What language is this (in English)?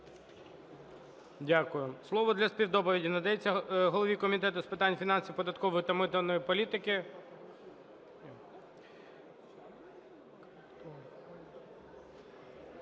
Ukrainian